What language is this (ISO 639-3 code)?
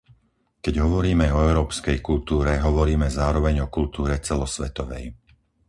slk